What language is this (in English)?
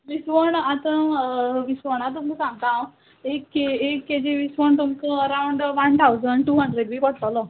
Konkani